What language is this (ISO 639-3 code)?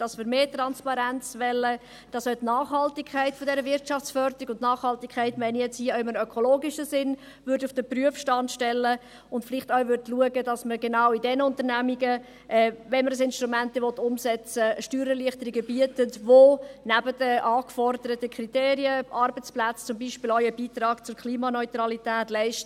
gsw